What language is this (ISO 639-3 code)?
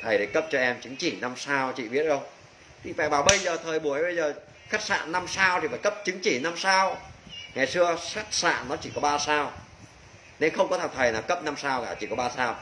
vie